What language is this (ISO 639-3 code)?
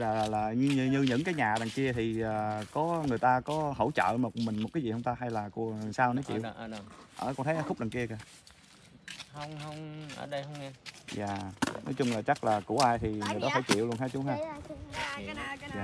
vie